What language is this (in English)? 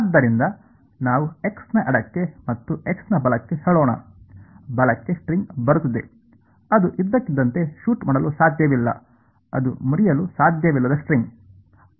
Kannada